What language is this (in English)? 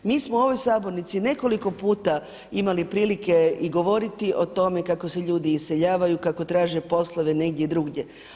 Croatian